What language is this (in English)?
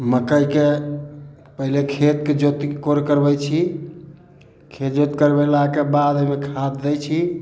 Maithili